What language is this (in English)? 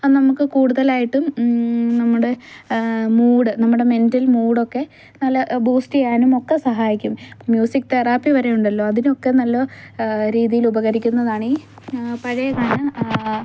Malayalam